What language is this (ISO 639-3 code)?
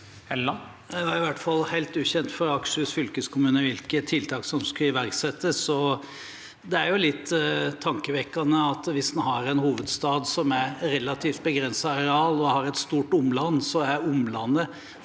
nor